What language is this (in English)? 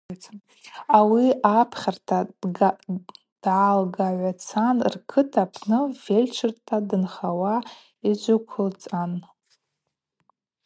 Abaza